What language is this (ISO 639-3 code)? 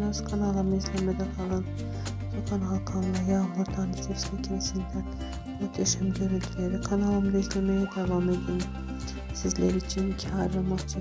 tur